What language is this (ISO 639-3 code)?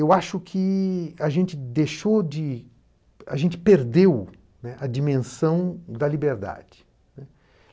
por